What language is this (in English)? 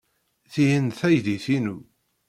Kabyle